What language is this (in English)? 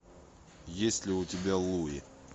Russian